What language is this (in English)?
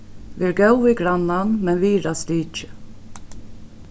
Faroese